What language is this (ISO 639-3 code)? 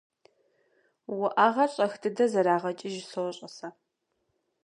kbd